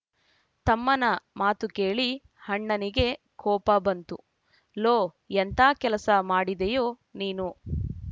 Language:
Kannada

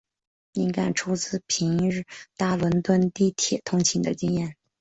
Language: Chinese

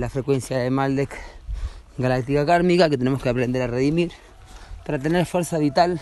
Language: Spanish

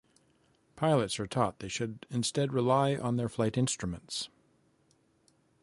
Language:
English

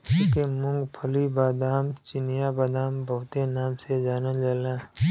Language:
Bhojpuri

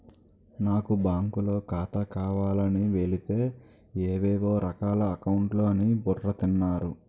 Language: Telugu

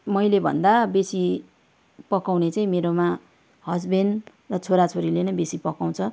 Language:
Nepali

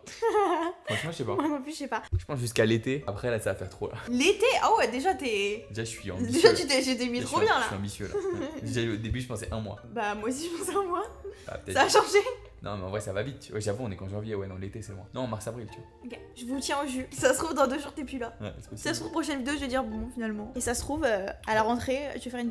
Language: French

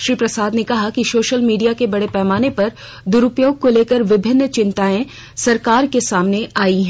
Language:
Hindi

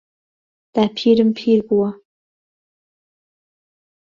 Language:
Central Kurdish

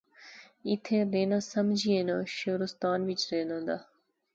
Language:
Pahari-Potwari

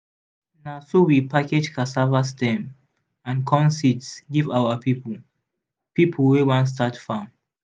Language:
Nigerian Pidgin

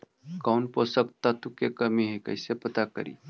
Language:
Magahi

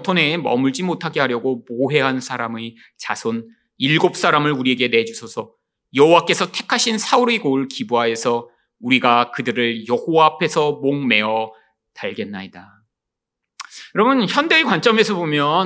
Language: Korean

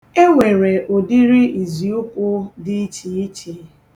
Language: Igbo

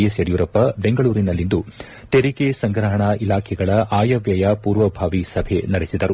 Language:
Kannada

